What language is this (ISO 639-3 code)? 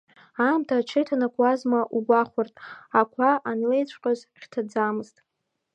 abk